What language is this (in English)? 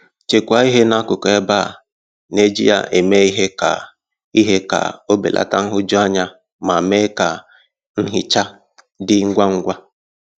Igbo